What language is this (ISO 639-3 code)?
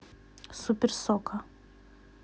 rus